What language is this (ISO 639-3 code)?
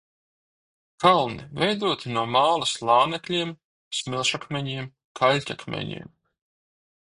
lav